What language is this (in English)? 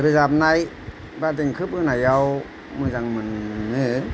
Bodo